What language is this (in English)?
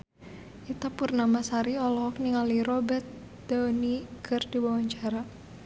Sundanese